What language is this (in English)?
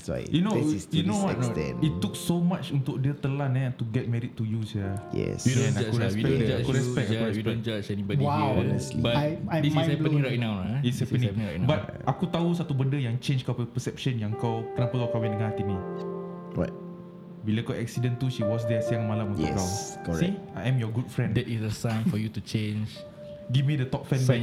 Malay